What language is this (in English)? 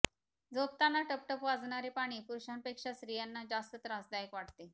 Marathi